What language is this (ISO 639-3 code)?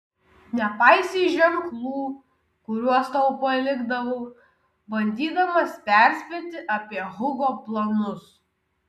lit